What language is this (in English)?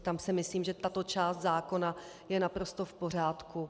Czech